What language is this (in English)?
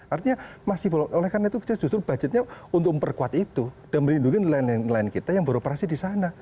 Indonesian